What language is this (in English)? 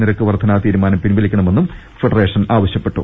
Malayalam